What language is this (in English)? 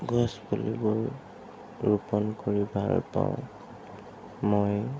Assamese